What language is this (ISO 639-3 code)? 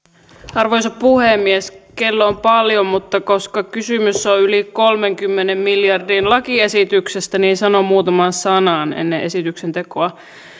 fin